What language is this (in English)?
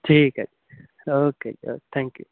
Punjabi